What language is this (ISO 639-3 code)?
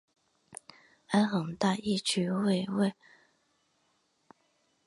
zho